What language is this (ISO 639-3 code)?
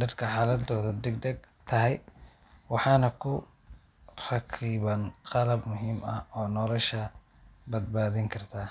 som